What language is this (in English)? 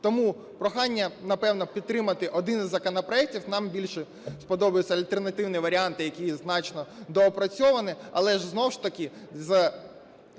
Ukrainian